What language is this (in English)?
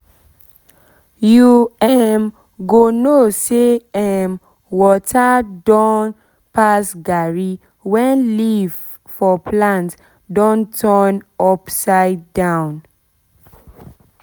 Nigerian Pidgin